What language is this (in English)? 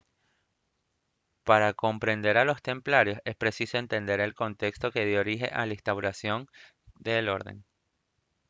Spanish